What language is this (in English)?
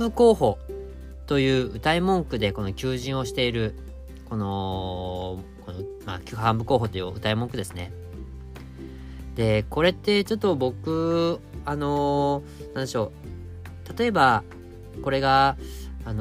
Japanese